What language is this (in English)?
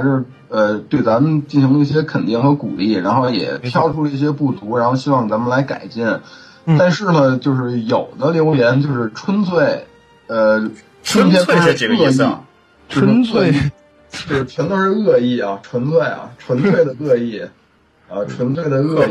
Chinese